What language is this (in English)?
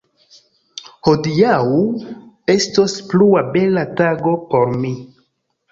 Esperanto